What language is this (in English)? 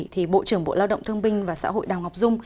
Vietnamese